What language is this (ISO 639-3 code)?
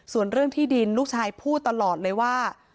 tha